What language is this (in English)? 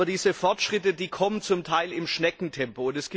German